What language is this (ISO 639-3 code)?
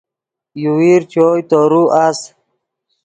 ydg